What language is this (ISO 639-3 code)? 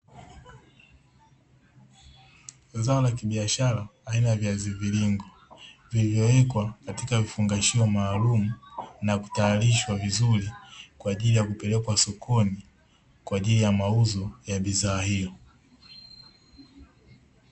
swa